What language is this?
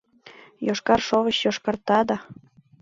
Mari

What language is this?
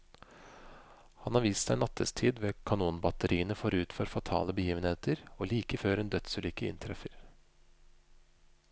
Norwegian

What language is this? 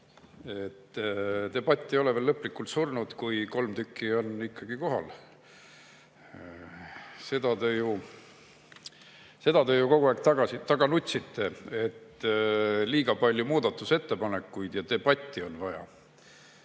Estonian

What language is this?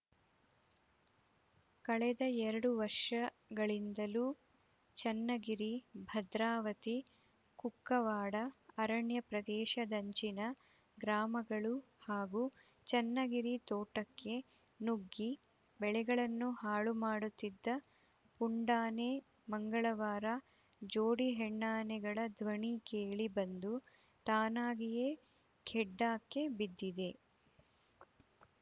Kannada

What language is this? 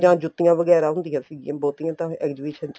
Punjabi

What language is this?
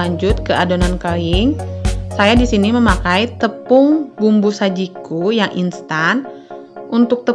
Indonesian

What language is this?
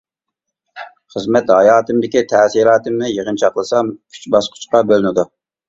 Uyghur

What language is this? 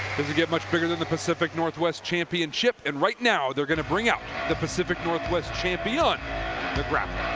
English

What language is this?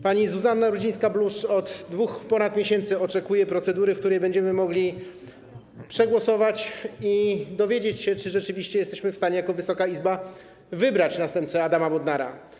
Polish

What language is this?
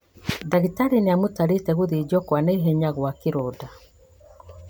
Kikuyu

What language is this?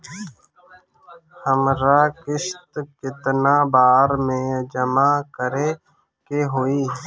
Bhojpuri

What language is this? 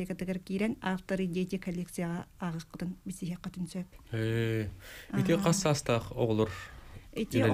Turkish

